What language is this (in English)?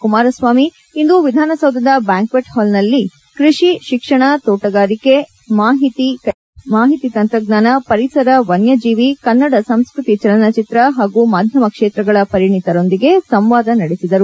Kannada